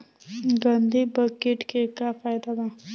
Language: Bhojpuri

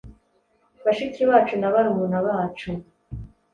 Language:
Kinyarwanda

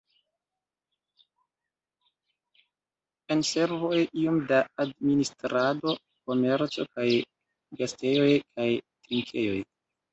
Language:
Esperanto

